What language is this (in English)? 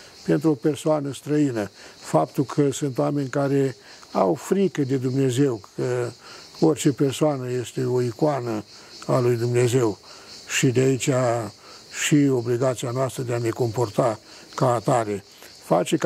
Romanian